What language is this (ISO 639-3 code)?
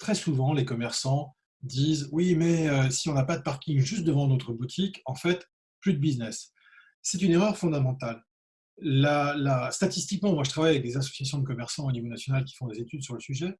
fra